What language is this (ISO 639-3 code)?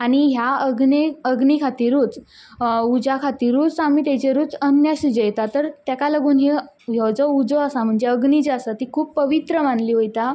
kok